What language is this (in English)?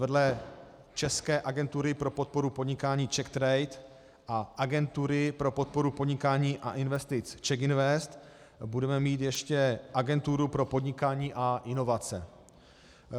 Czech